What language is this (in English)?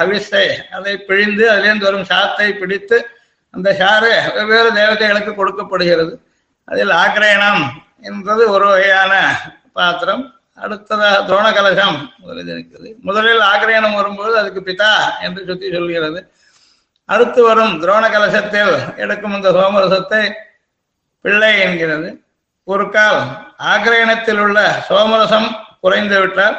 Tamil